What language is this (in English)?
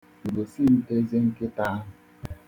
Igbo